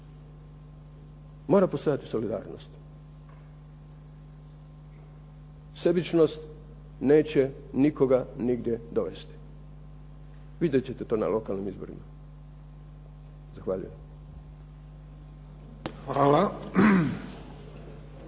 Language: Croatian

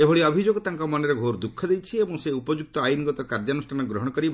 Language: Odia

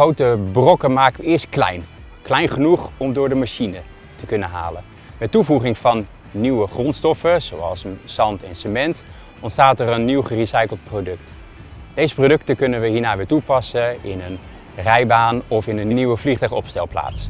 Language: Dutch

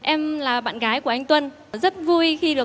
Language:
Vietnamese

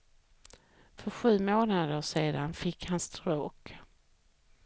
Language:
Swedish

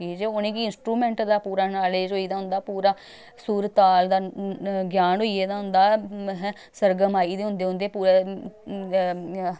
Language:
Dogri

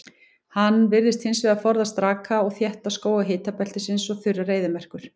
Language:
Icelandic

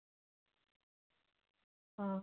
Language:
Santali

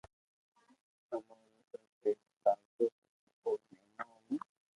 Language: Loarki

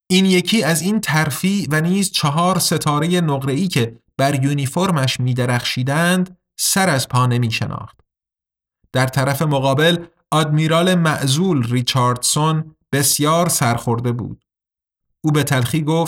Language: Persian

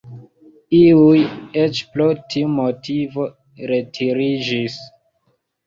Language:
Esperanto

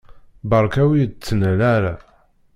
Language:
Kabyle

